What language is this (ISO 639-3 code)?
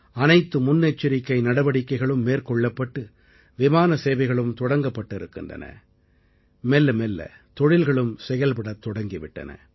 tam